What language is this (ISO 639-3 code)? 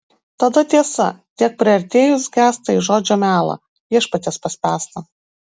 lit